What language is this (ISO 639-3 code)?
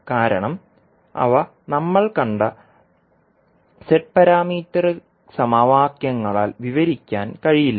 mal